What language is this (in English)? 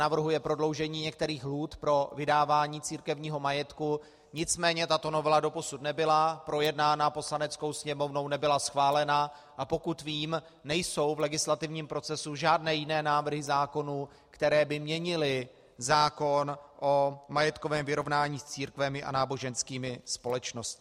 Czech